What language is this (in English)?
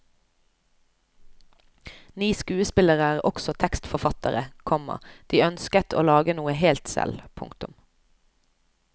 Norwegian